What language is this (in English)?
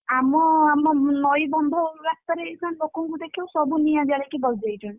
Odia